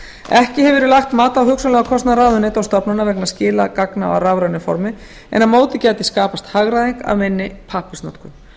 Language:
Icelandic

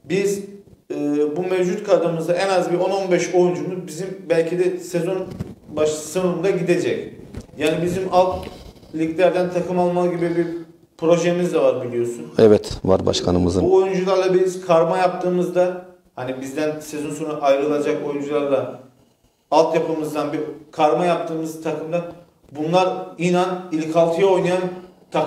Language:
Turkish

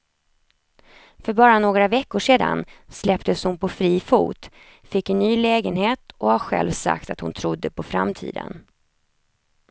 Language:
Swedish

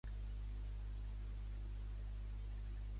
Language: Catalan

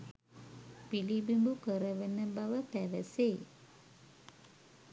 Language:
Sinhala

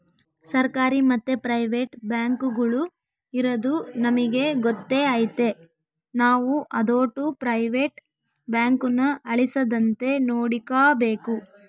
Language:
Kannada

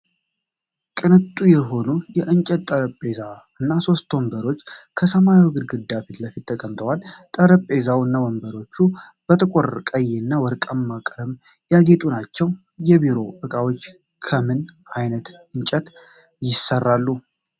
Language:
Amharic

